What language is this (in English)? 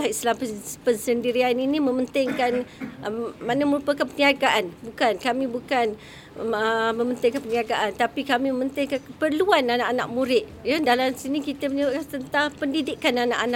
Malay